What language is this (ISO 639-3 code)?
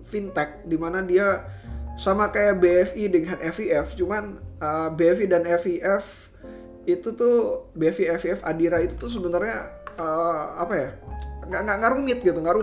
ind